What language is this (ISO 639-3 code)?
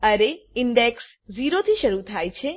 guj